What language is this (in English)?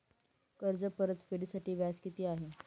Marathi